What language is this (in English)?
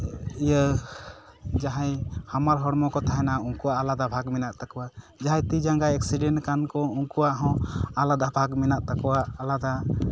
Santali